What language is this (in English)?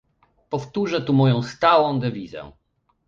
Polish